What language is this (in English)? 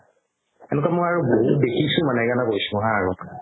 Assamese